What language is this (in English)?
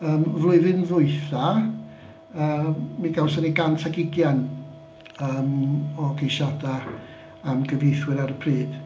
Welsh